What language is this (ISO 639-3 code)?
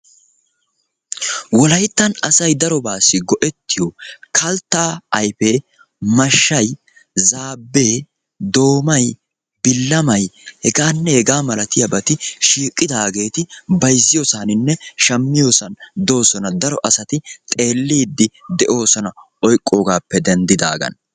wal